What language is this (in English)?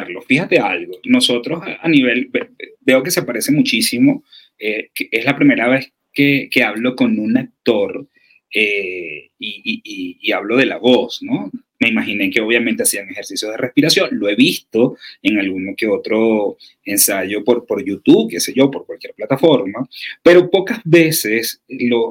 Spanish